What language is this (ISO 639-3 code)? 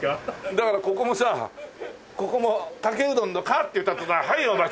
jpn